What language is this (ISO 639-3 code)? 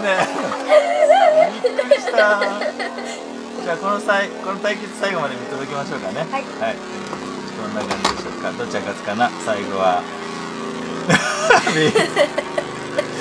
jpn